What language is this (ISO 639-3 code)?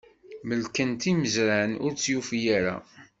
kab